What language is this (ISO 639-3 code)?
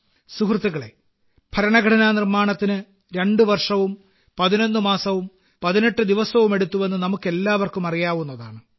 mal